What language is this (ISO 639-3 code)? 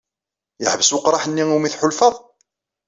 kab